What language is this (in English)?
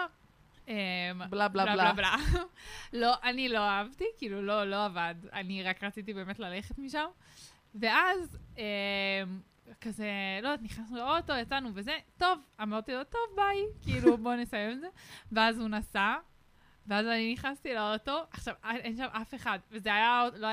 Hebrew